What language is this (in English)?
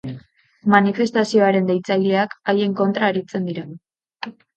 Basque